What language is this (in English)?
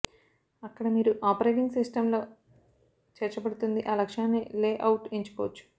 Telugu